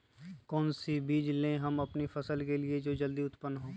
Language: Magahi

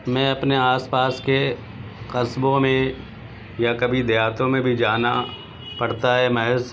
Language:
Urdu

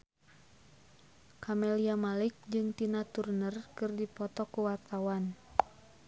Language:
Sundanese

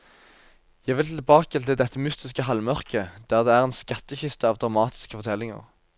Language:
Norwegian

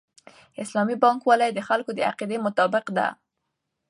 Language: Pashto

